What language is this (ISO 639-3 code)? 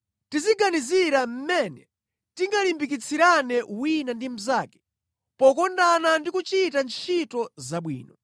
nya